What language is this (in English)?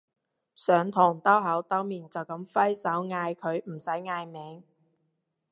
Cantonese